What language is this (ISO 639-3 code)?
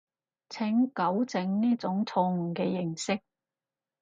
yue